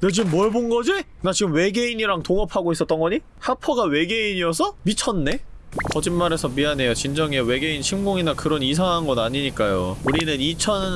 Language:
Korean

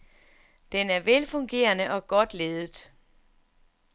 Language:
Danish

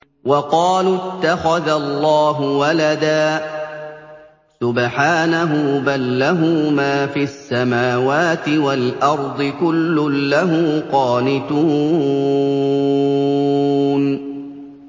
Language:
Arabic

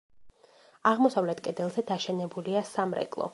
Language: Georgian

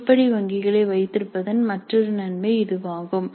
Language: Tamil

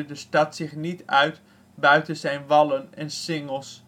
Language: Dutch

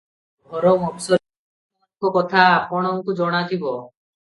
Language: Odia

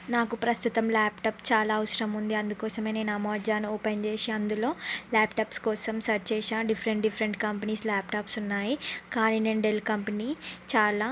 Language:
Telugu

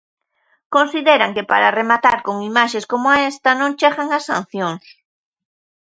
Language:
Galician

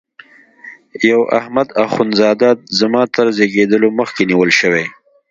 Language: Pashto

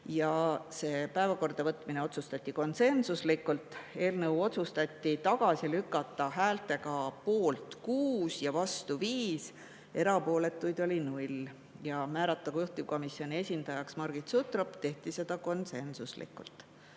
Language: Estonian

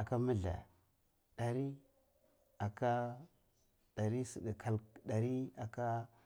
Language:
Cibak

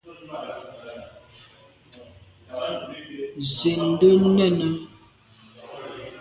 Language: Medumba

